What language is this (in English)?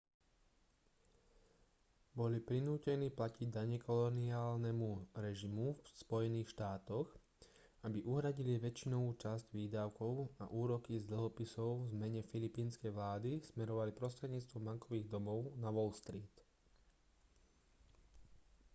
Slovak